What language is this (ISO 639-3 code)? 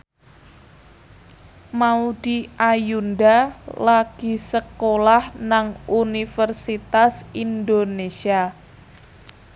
jav